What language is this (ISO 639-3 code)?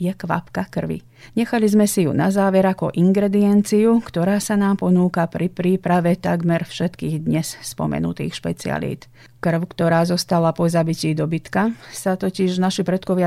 slk